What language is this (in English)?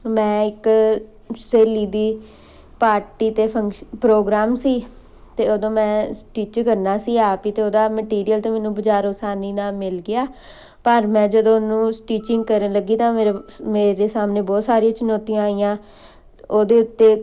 Punjabi